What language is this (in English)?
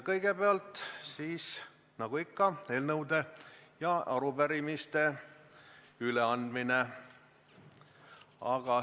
Estonian